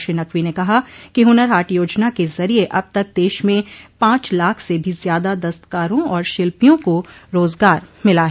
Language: Hindi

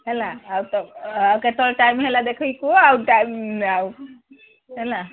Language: Odia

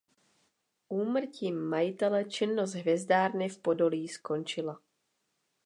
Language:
Czech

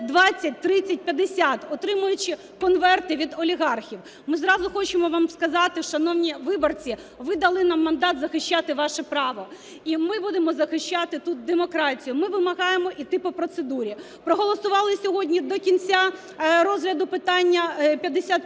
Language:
Ukrainian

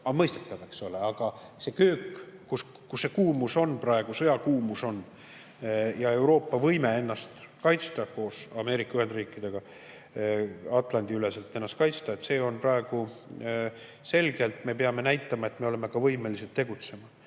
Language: Estonian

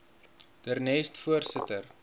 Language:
Afrikaans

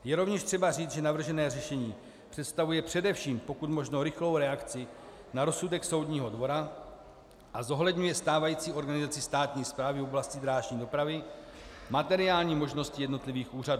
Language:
Czech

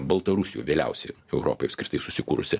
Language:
Lithuanian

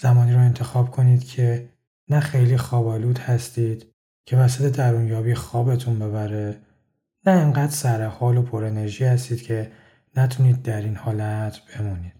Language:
Persian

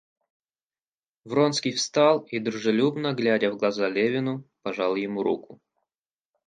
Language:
Russian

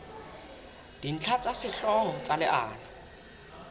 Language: Southern Sotho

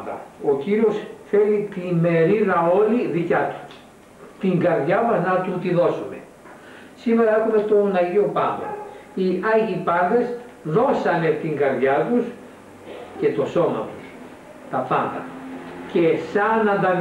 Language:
Greek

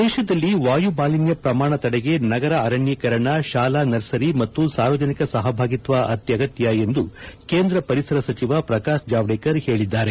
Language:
Kannada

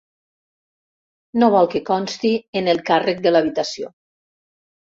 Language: Catalan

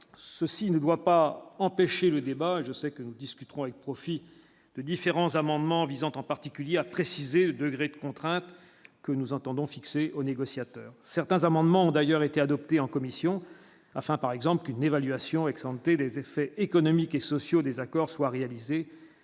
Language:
French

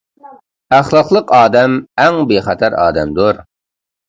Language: Uyghur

